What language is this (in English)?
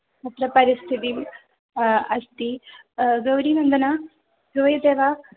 Sanskrit